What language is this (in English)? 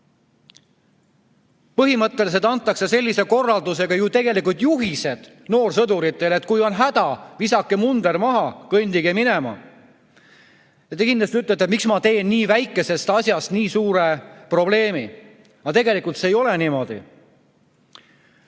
Estonian